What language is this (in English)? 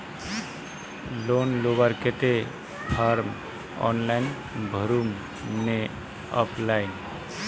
Magahi